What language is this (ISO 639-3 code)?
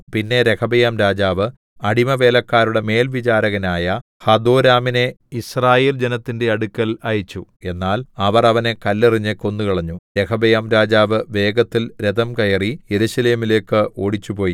mal